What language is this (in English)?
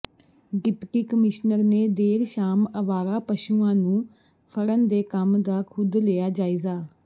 Punjabi